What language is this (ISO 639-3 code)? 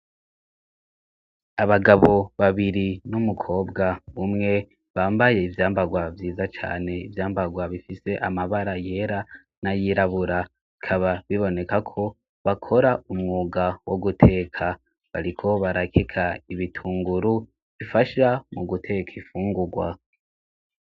run